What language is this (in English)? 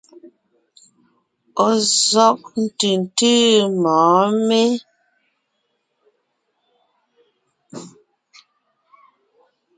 Ngiemboon